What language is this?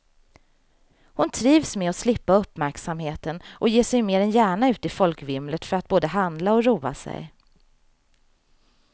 Swedish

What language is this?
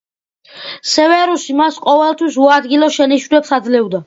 Georgian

